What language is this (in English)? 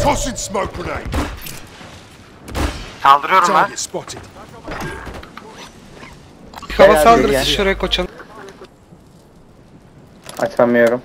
Turkish